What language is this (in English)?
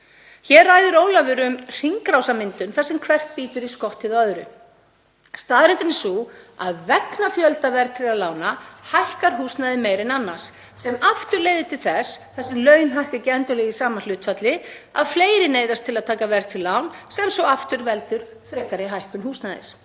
Icelandic